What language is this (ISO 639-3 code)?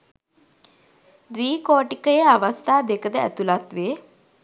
sin